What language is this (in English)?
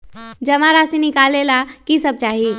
Magahi